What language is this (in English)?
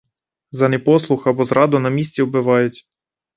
Ukrainian